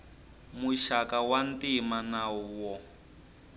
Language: Tsonga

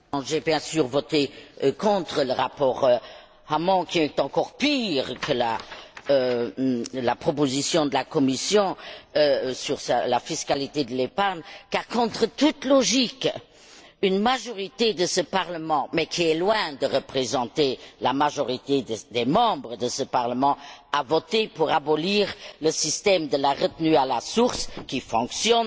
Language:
French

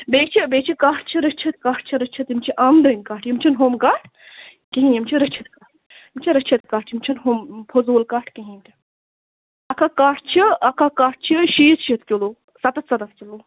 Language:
Kashmiri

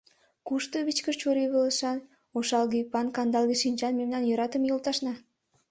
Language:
Mari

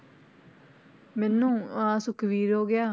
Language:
Punjabi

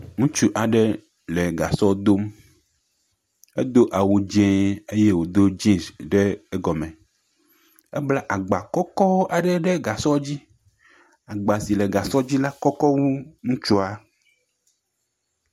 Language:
Ewe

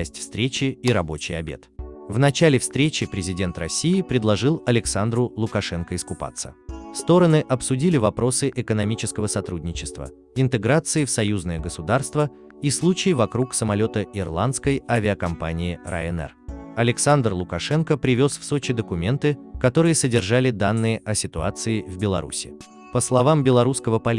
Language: Russian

